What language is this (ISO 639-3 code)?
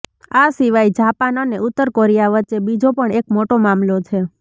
guj